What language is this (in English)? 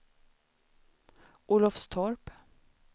Swedish